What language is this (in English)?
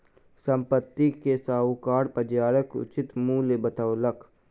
Maithili